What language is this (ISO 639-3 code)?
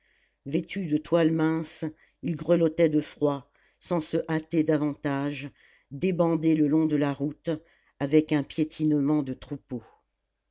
fra